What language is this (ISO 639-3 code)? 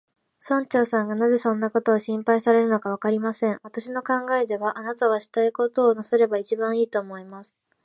jpn